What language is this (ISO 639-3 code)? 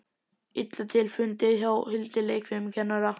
isl